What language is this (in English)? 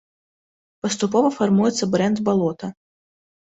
Belarusian